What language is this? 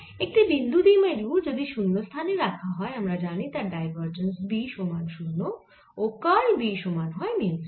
Bangla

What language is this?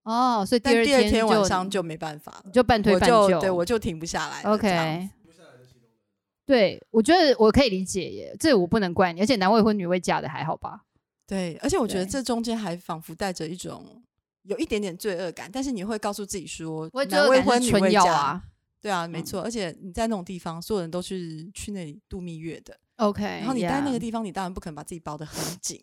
Chinese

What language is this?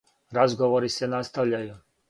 Serbian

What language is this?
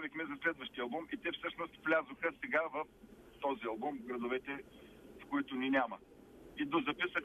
Bulgarian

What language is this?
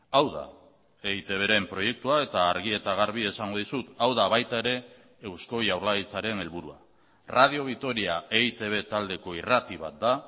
Basque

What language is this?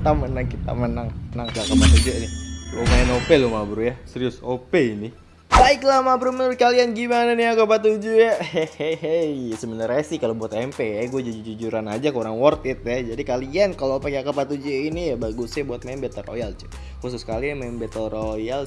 Indonesian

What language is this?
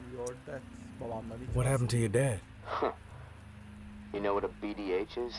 Turkish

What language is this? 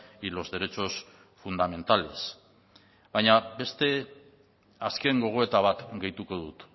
Basque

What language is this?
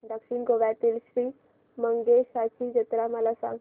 Marathi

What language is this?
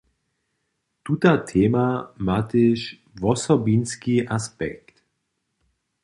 Upper Sorbian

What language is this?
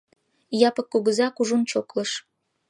Mari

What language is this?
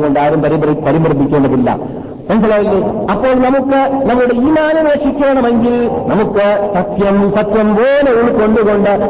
Malayalam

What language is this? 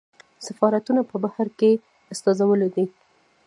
Pashto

